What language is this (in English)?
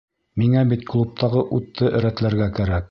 Bashkir